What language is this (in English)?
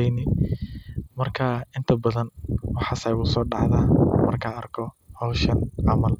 Somali